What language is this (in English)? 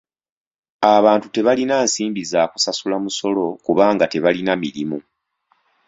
Ganda